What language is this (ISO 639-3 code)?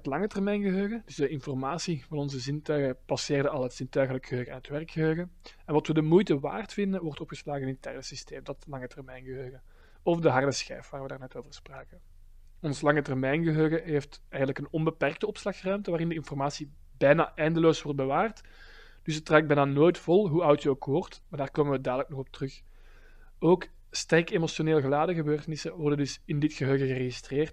nld